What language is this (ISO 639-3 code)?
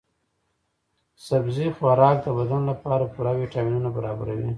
pus